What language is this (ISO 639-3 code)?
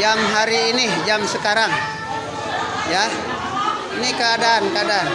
ind